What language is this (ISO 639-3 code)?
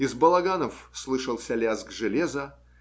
rus